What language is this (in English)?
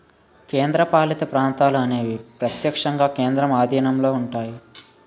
Telugu